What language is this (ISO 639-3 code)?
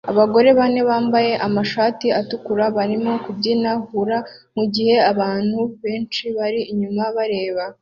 kin